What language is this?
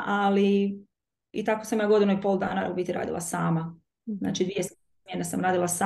Croatian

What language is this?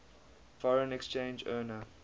English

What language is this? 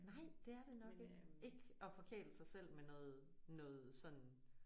Danish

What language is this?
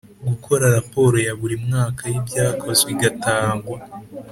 Kinyarwanda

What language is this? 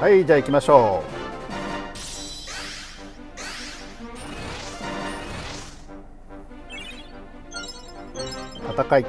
Japanese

